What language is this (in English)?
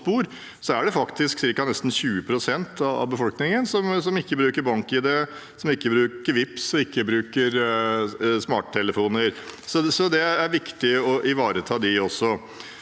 Norwegian